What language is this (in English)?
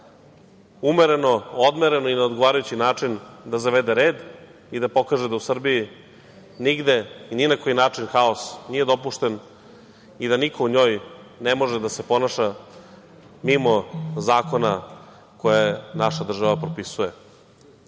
Serbian